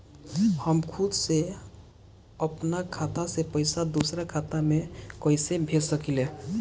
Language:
Bhojpuri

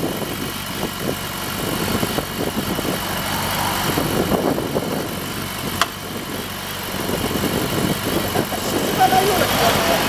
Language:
Japanese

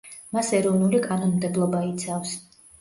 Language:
Georgian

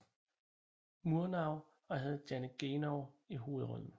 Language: Danish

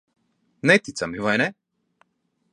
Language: Latvian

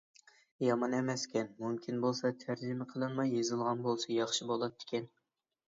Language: Uyghur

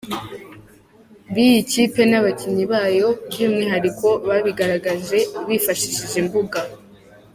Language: Kinyarwanda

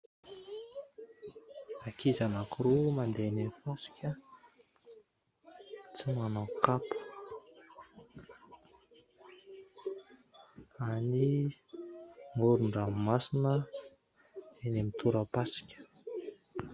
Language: Malagasy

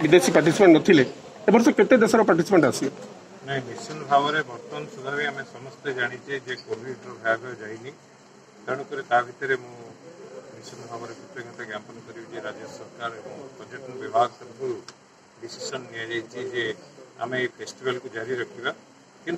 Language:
Hindi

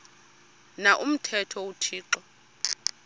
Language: Xhosa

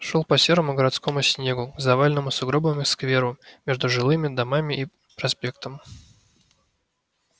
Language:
Russian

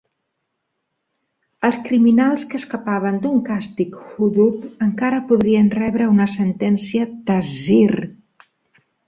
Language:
Catalan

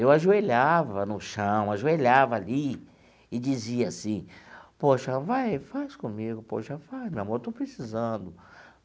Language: Portuguese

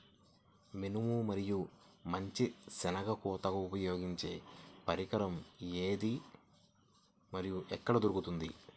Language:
Telugu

